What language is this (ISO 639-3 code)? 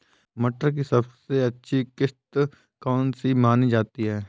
hin